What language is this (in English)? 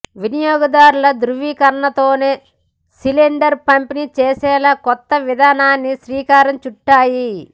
Telugu